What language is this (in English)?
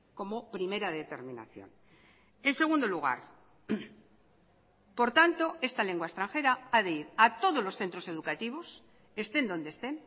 Spanish